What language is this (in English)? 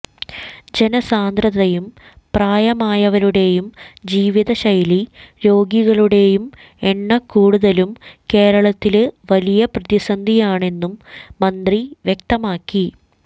Malayalam